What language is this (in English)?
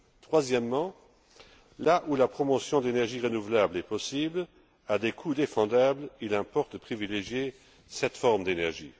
French